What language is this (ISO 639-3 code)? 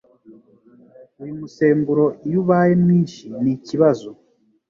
kin